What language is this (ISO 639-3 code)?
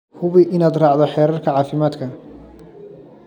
som